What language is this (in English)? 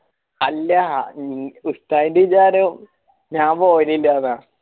Malayalam